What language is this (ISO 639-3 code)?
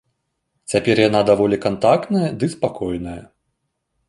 bel